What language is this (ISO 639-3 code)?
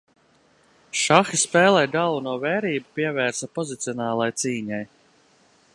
lav